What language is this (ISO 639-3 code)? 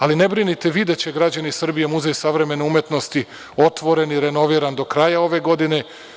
srp